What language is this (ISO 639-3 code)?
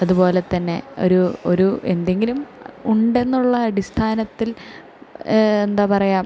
mal